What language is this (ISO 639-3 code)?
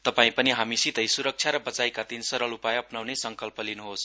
nep